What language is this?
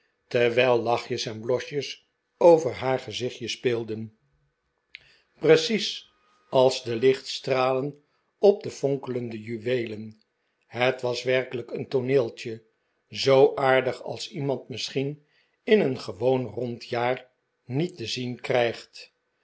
Dutch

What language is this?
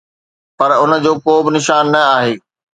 Sindhi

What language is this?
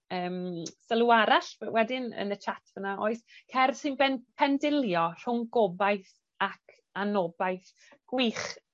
Welsh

